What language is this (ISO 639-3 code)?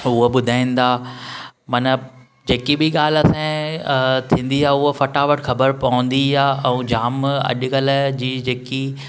snd